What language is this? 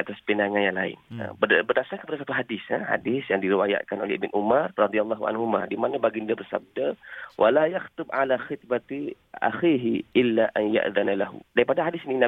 Malay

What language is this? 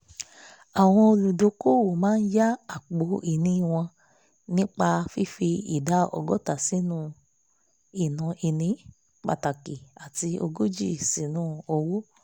Yoruba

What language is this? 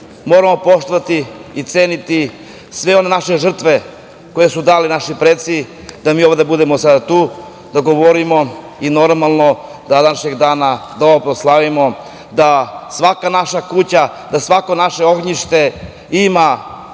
Serbian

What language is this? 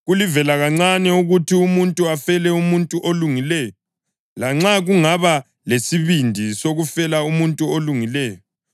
North Ndebele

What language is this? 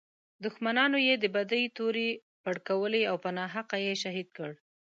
Pashto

